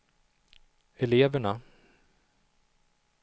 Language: Swedish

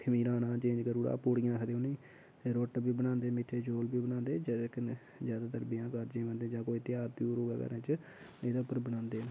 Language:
Dogri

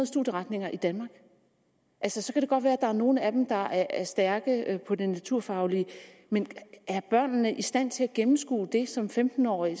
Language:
Danish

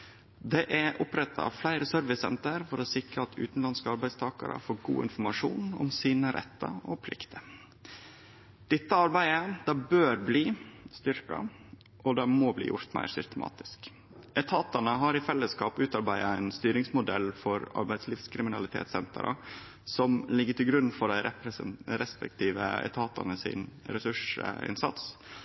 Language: Norwegian Nynorsk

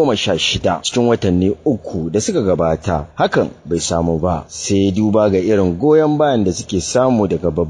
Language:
Romanian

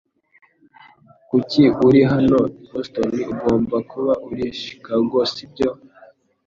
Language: Kinyarwanda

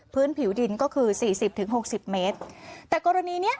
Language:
Thai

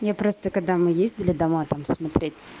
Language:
Russian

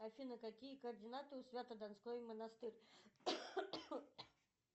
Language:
Russian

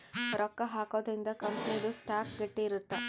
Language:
Kannada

